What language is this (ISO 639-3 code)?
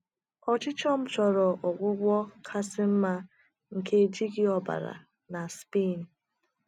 ibo